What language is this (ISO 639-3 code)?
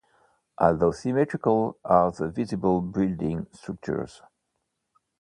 eng